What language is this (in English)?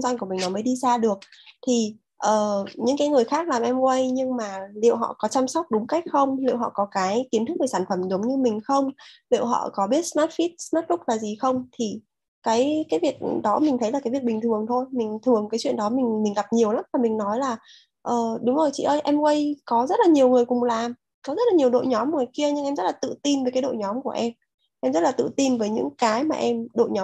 Vietnamese